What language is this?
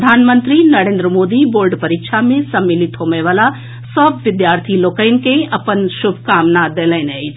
Maithili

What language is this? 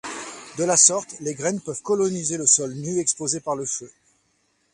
French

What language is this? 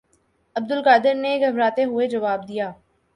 Urdu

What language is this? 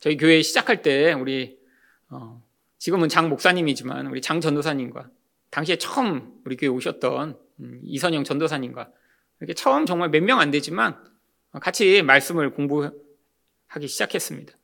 Korean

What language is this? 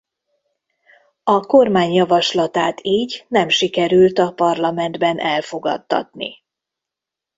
Hungarian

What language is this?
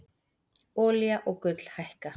Icelandic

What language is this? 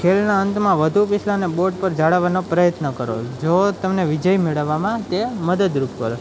Gujarati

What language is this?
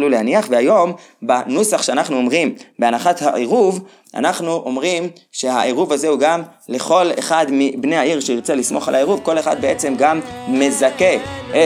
Hebrew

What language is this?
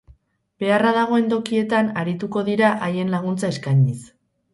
Basque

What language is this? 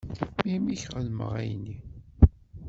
Kabyle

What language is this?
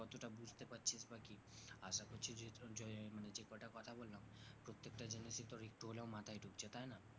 Bangla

